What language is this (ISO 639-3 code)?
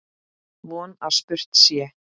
isl